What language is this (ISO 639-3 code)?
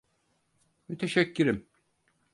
tur